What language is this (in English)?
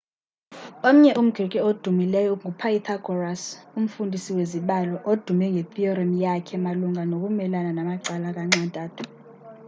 Xhosa